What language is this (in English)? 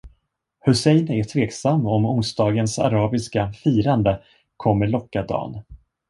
Swedish